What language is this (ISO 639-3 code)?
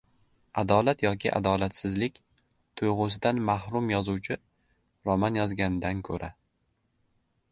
uzb